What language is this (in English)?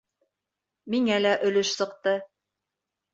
Bashkir